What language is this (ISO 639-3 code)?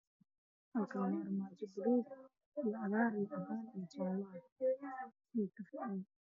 som